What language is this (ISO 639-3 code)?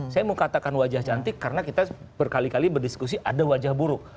ind